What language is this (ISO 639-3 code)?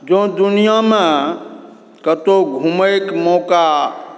mai